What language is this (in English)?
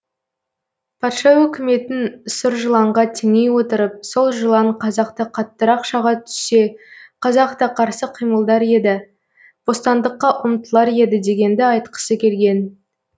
Kazakh